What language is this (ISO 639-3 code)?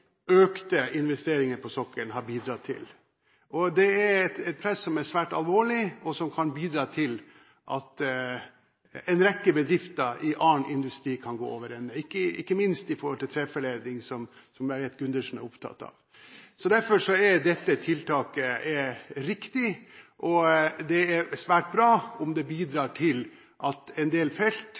nob